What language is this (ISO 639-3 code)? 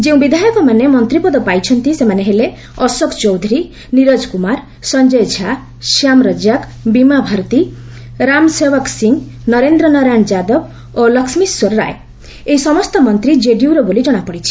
ori